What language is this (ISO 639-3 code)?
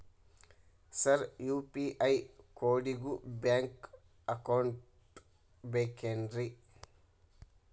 kan